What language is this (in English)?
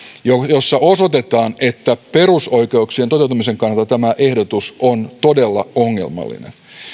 Finnish